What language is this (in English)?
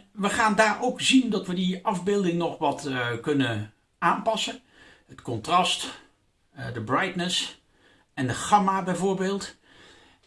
Dutch